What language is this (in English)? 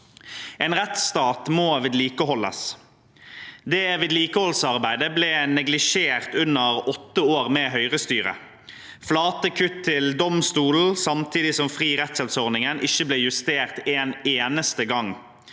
Norwegian